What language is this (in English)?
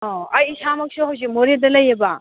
Manipuri